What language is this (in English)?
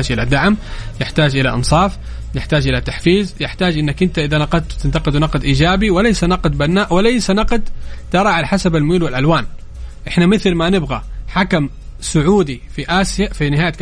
Arabic